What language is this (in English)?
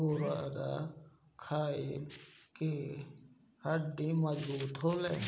Bhojpuri